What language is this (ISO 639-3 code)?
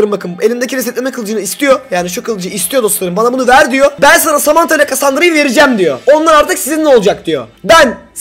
tur